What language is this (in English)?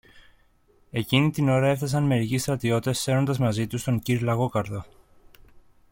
Greek